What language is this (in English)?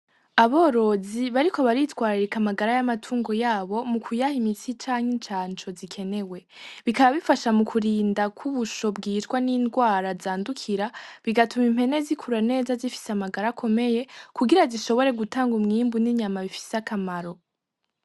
Rundi